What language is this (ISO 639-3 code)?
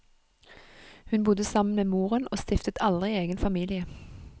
nor